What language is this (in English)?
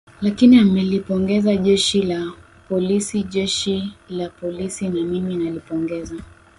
Swahili